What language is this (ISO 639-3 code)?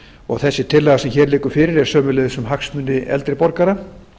isl